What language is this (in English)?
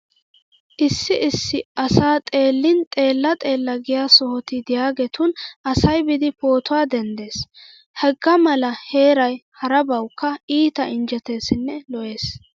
Wolaytta